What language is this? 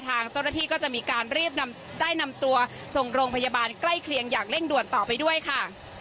Thai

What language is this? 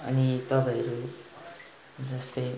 Nepali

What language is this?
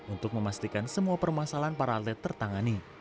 Indonesian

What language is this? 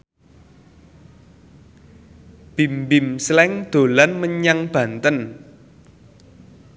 Javanese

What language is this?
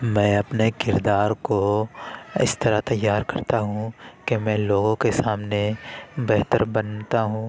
Urdu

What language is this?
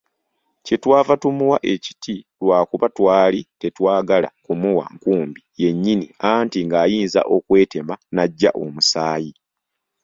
Ganda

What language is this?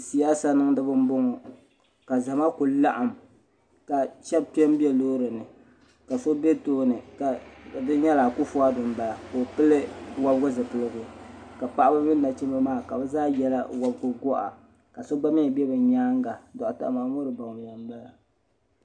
Dagbani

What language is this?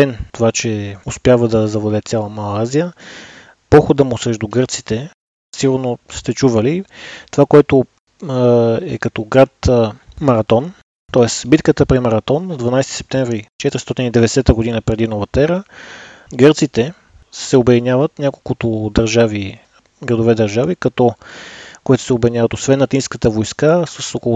Bulgarian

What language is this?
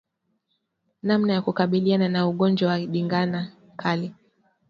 Swahili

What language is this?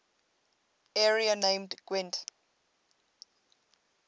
English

